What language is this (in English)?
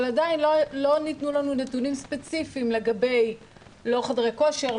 Hebrew